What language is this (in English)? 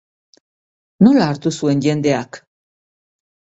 Basque